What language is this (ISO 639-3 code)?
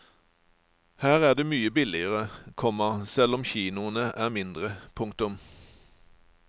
nor